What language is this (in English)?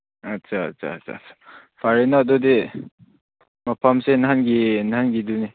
Manipuri